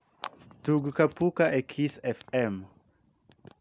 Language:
Luo (Kenya and Tanzania)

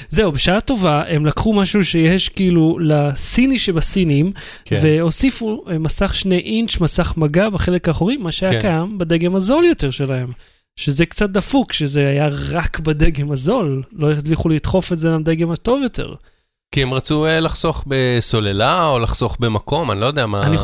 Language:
Hebrew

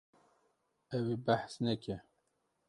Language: Kurdish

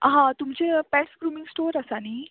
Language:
Konkani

